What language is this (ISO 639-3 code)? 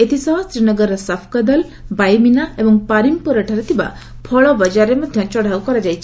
ori